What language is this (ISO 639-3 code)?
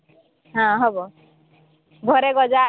ori